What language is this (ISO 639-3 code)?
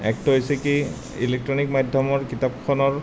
asm